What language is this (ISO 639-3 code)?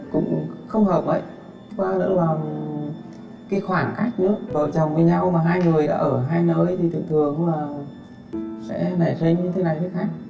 vie